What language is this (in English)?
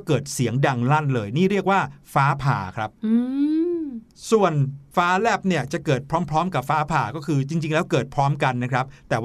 Thai